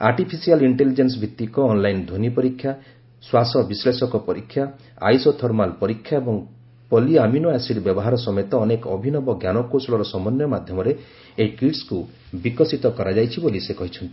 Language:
Odia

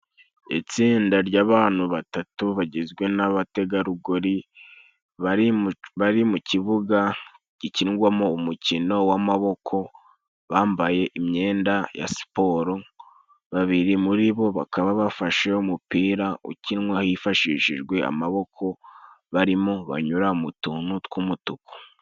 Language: Kinyarwanda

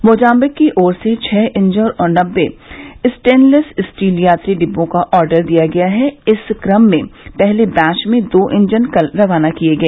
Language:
Hindi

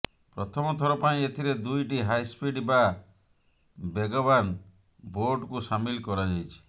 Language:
Odia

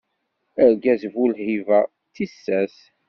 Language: Kabyle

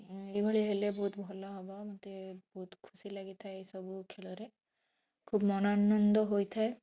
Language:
Odia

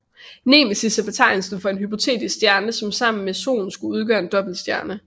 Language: Danish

